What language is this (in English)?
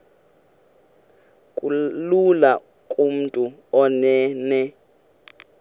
Xhosa